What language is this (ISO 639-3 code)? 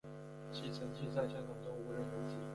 zho